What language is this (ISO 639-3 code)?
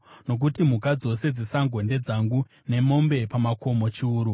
sna